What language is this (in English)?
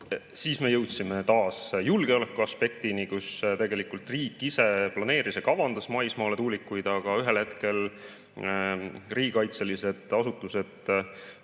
Estonian